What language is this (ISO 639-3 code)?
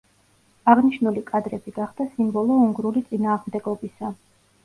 kat